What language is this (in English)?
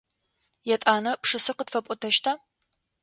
Adyghe